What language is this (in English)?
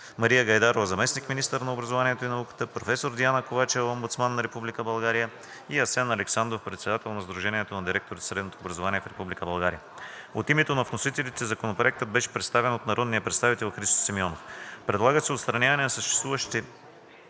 Bulgarian